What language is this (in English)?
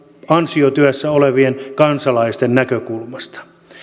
Finnish